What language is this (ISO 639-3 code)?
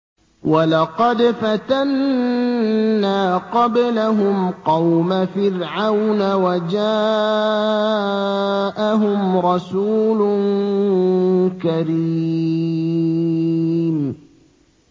ara